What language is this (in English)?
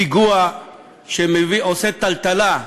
Hebrew